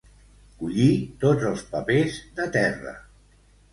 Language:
Catalan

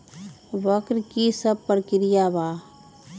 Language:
Magahi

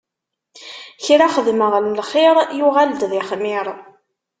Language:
Kabyle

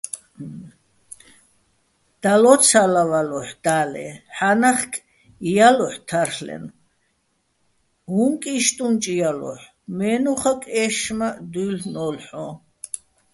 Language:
Bats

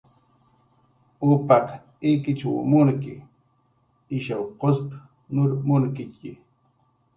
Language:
Jaqaru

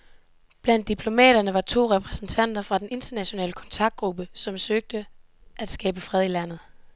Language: Danish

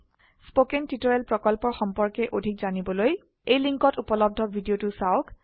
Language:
Assamese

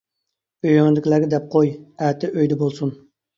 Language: Uyghur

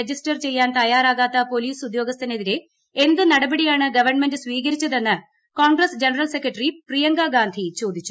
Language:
Malayalam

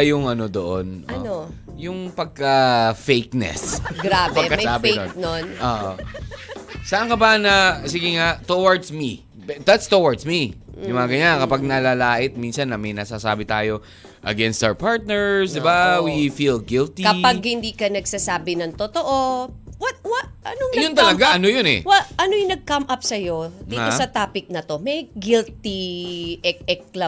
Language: Filipino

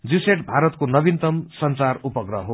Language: Nepali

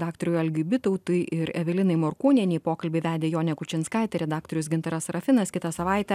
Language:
Lithuanian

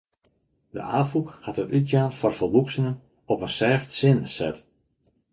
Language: Western Frisian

